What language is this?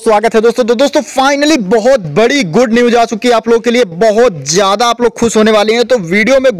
Hindi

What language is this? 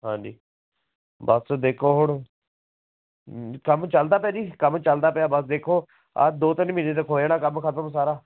Punjabi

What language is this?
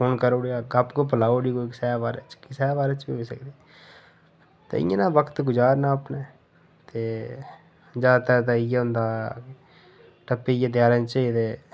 Dogri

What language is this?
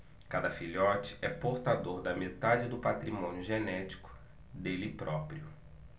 Portuguese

